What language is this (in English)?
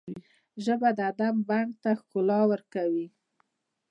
Pashto